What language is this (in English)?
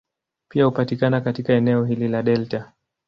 Swahili